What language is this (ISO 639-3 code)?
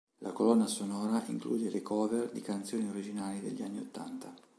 ita